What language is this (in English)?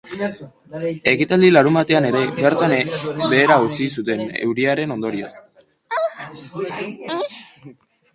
Basque